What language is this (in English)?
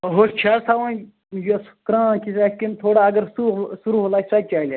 Kashmiri